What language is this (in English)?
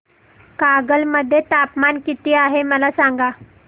Marathi